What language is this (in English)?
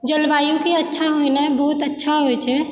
Maithili